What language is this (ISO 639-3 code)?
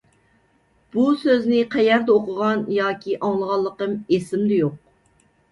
uig